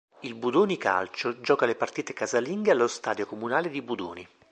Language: Italian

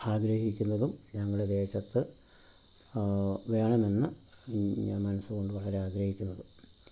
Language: Malayalam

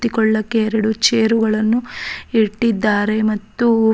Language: Kannada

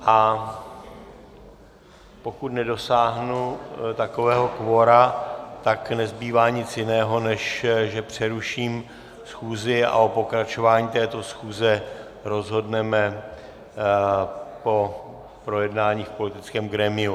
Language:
Czech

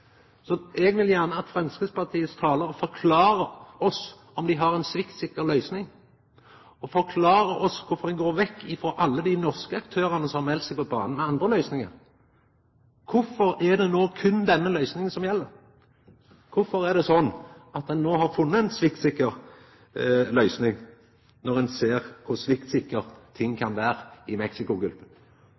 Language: Norwegian Nynorsk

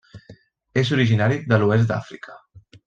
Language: Catalan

